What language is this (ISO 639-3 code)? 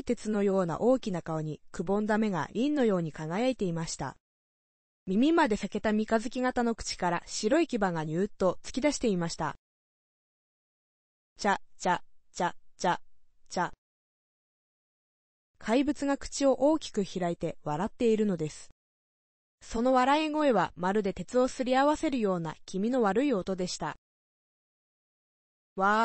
jpn